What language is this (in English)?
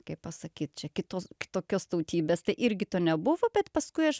Lithuanian